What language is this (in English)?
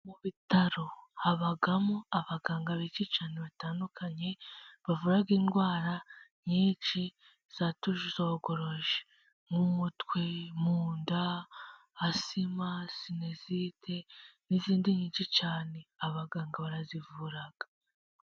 Kinyarwanda